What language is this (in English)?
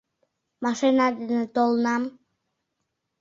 Mari